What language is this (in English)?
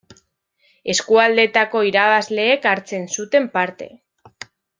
Basque